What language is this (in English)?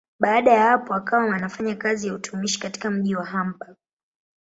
Swahili